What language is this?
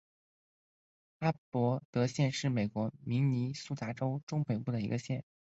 Chinese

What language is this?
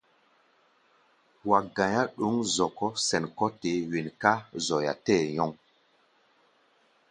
Gbaya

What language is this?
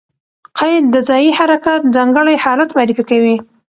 Pashto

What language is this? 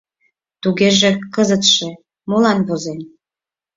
Mari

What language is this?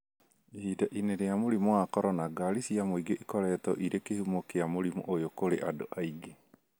Kikuyu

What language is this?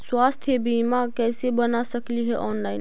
Magahi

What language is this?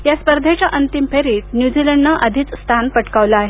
Marathi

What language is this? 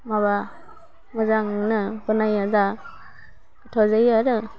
Bodo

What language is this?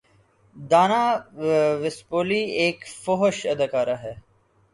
Urdu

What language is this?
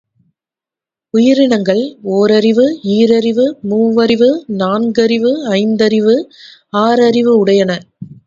Tamil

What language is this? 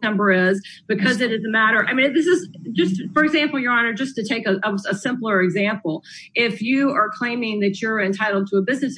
English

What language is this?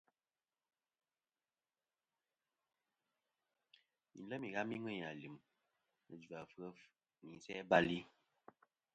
Kom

